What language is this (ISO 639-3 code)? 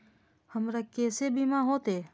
mai